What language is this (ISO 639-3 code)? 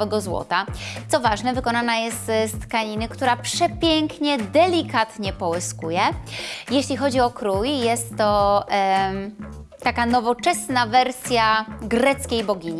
pol